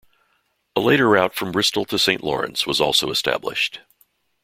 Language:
English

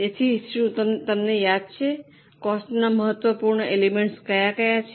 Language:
Gujarati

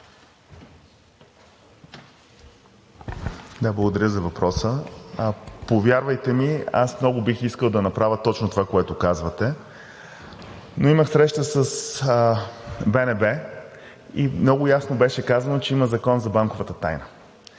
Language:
Bulgarian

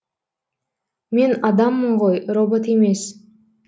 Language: Kazakh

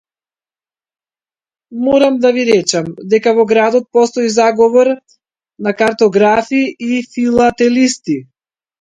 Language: Macedonian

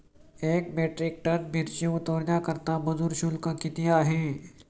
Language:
Marathi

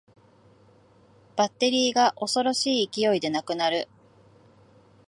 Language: Japanese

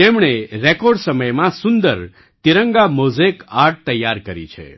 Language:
Gujarati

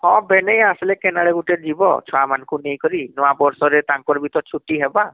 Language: Odia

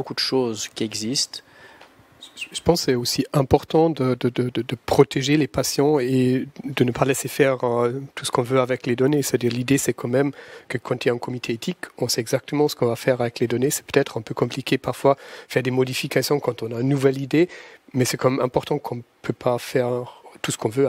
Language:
French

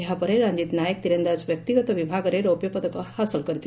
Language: Odia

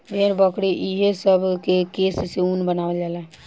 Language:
Bhojpuri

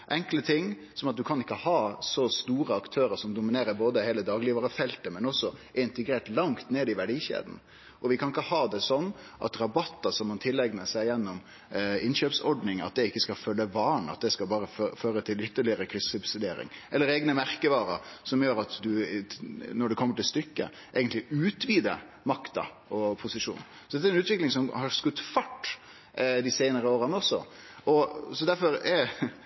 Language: Norwegian Nynorsk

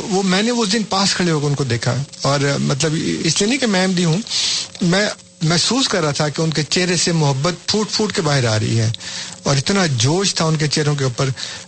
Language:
Urdu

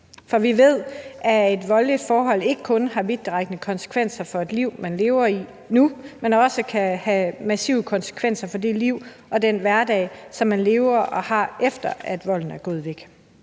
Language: Danish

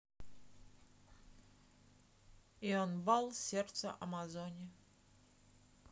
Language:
Russian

